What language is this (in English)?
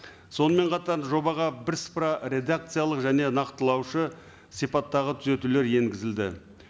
Kazakh